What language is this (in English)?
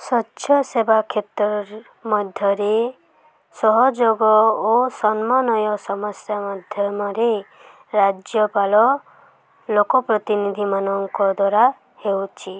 Odia